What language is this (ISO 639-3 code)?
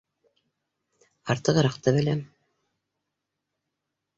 bak